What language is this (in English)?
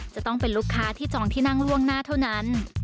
Thai